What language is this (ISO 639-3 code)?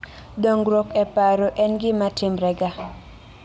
luo